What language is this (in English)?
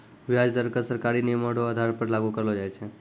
Maithili